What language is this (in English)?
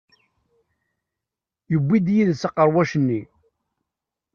Kabyle